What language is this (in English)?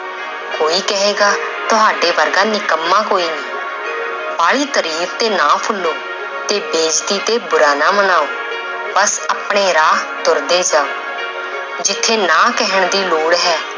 Punjabi